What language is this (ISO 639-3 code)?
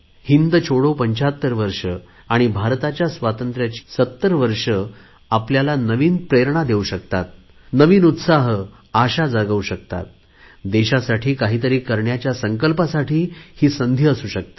mar